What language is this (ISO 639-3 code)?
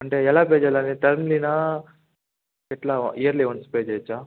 tel